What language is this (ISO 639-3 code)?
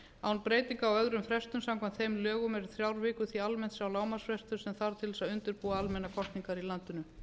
isl